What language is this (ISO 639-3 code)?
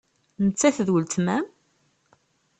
kab